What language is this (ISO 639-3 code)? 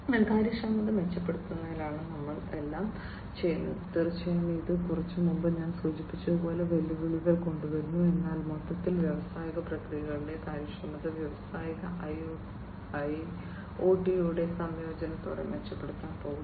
mal